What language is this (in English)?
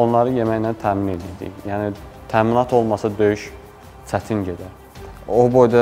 Turkish